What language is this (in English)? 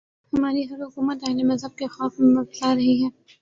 Urdu